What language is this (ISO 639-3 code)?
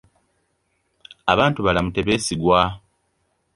lug